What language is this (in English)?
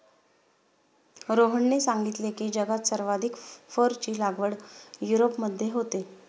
Marathi